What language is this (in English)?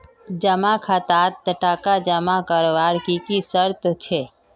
Magahi